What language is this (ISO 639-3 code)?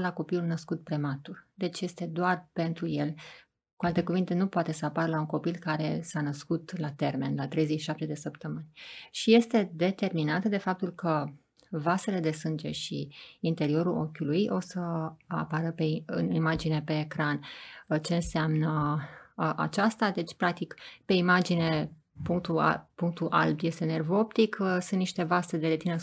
ron